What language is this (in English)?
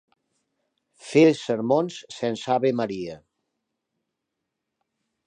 Catalan